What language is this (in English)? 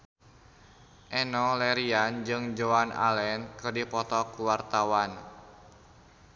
Sundanese